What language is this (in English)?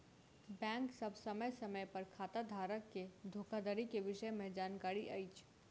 Maithili